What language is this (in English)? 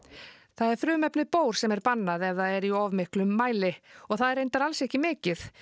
Icelandic